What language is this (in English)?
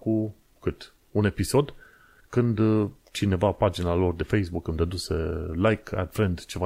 Romanian